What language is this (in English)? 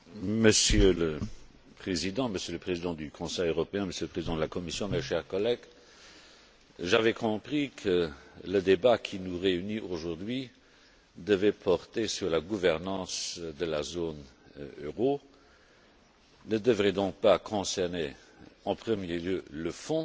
French